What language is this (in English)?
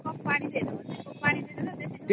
Odia